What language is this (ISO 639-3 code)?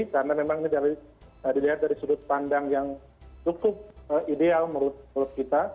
ind